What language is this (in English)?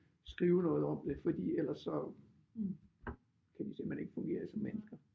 Danish